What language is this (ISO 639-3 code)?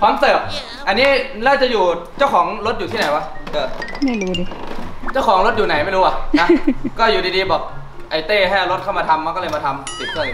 tha